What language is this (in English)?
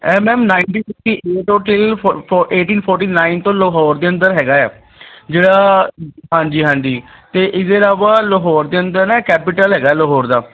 Punjabi